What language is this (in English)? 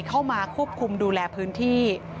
Thai